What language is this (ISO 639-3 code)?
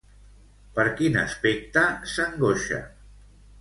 cat